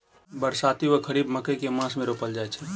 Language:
Maithili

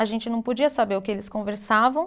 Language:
Portuguese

